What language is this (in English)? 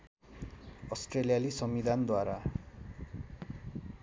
Nepali